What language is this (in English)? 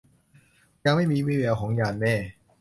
Thai